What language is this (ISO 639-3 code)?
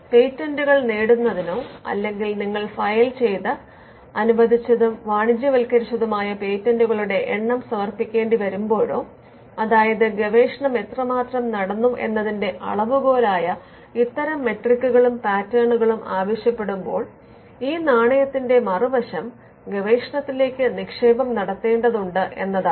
mal